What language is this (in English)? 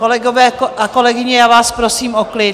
Czech